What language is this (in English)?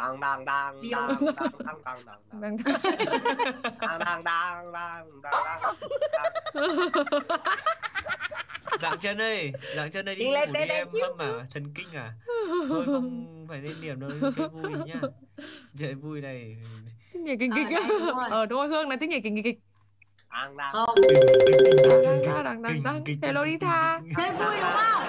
Vietnamese